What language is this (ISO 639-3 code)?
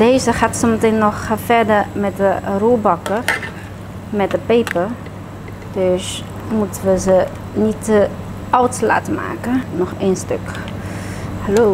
nld